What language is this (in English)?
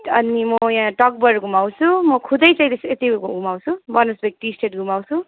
Nepali